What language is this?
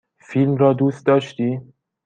Persian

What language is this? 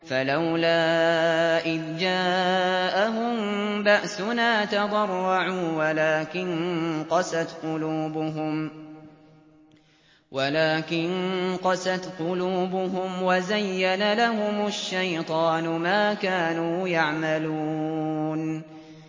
Arabic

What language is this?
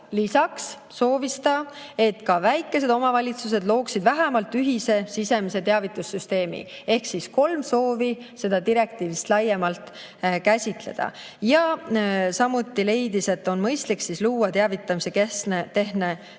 Estonian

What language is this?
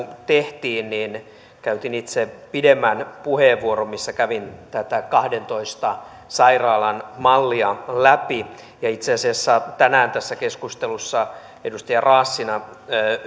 Finnish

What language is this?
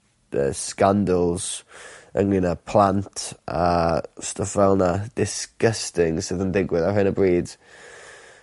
Welsh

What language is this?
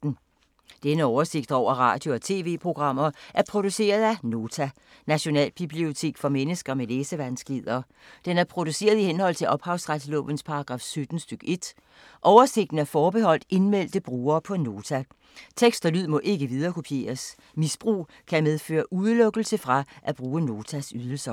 Danish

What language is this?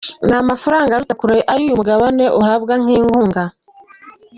Kinyarwanda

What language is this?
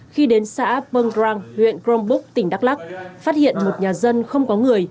Vietnamese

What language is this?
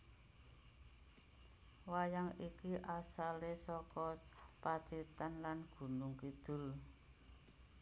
Javanese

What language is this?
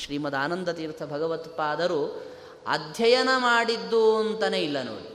Kannada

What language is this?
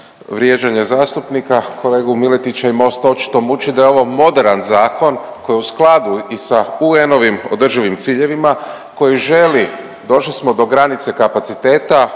Croatian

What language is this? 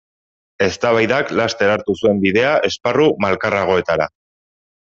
Basque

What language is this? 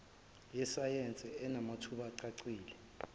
Zulu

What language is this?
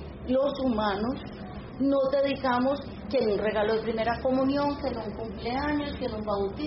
Spanish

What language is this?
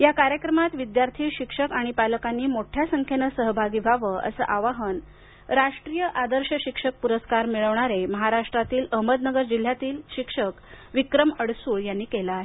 Marathi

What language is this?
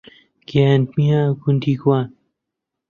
Central Kurdish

